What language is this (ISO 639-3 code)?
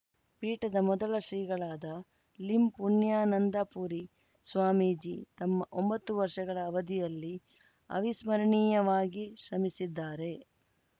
kan